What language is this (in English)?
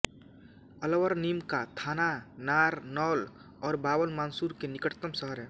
Hindi